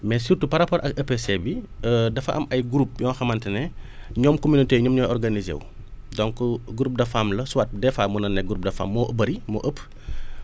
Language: Wolof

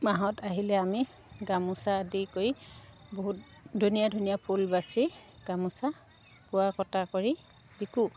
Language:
Assamese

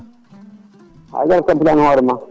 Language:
Fula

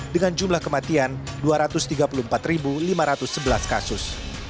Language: Indonesian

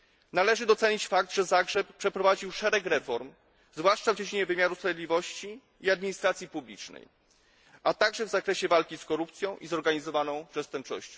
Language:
Polish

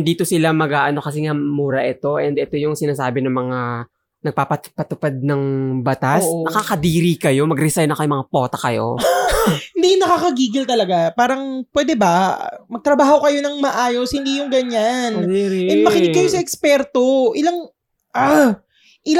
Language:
Filipino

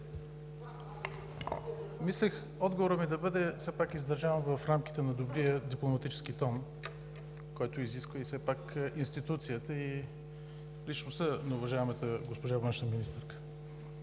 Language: Bulgarian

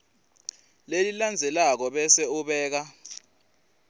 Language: Swati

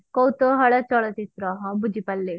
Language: Odia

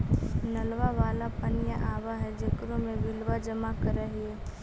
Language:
Magahi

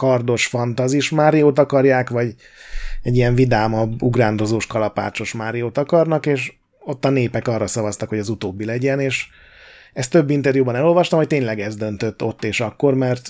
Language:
Hungarian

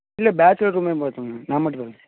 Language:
Tamil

